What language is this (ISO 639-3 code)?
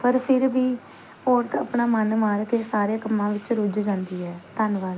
pan